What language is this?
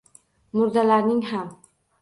Uzbek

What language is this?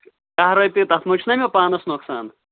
Kashmiri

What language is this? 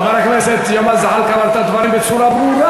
Hebrew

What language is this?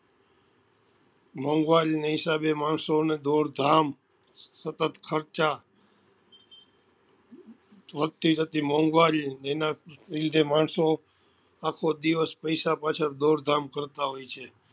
Gujarati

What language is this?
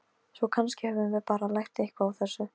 Icelandic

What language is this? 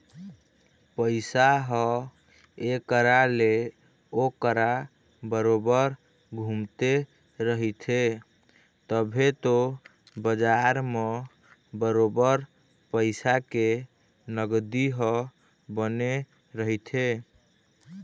Chhattisgarhi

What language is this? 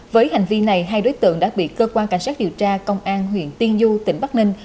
Vietnamese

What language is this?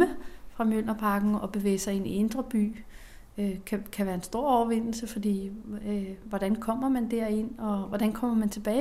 Danish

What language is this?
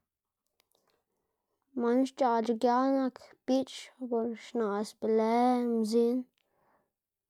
Xanaguía Zapotec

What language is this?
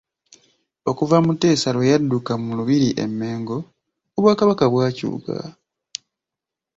Ganda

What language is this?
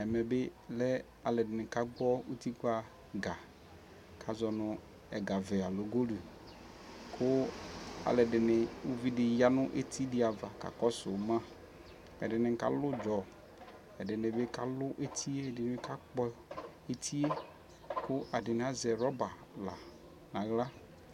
Ikposo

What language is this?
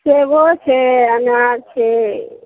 Maithili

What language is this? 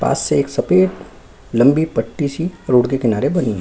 Hindi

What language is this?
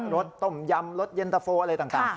Thai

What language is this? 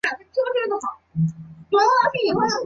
Chinese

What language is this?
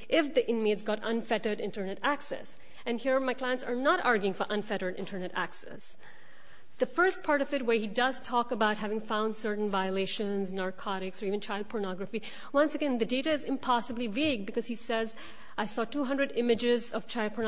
English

